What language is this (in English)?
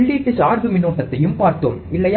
Tamil